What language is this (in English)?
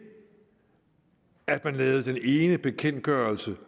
Danish